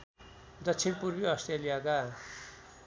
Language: Nepali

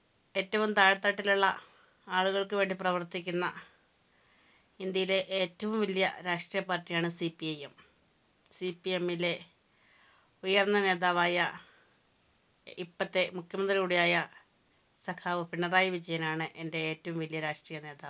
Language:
Malayalam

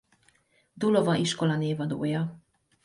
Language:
Hungarian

